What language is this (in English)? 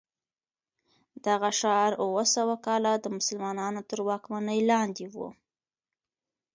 Pashto